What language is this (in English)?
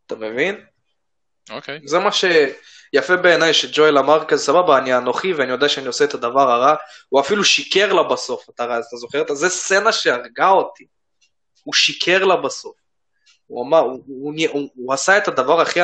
Hebrew